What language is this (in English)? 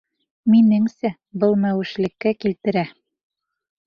Bashkir